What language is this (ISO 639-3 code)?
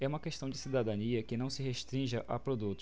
por